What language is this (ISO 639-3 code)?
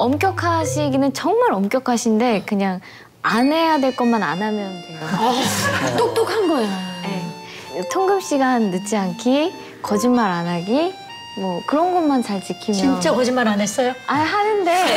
kor